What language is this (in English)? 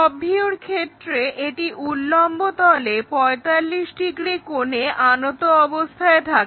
Bangla